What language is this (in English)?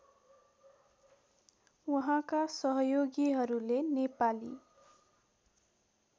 Nepali